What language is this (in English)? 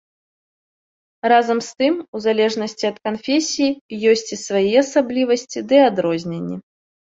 Belarusian